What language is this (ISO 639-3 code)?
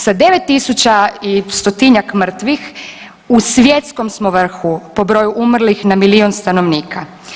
hrv